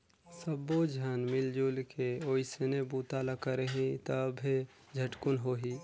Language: Chhattisgarhi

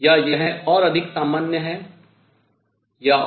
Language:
Hindi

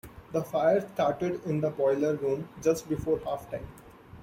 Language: English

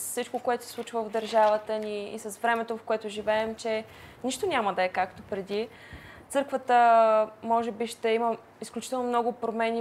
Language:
Bulgarian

